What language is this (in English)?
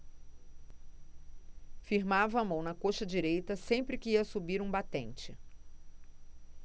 Portuguese